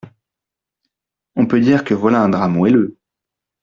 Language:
French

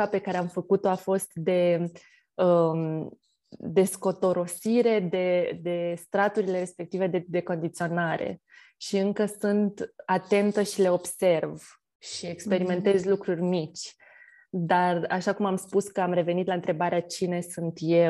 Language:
Romanian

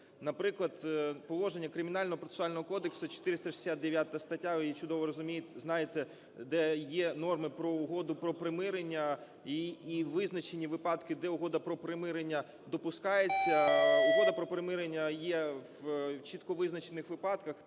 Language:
Ukrainian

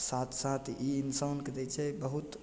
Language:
Maithili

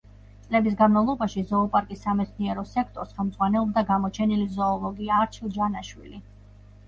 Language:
Georgian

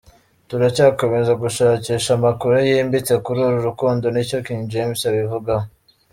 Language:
Kinyarwanda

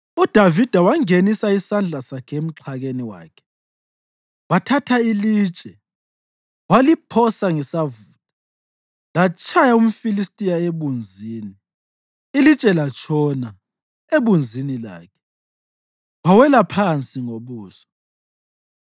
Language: North Ndebele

